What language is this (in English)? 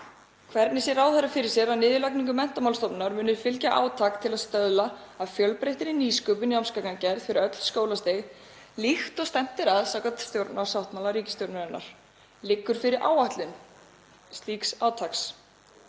Icelandic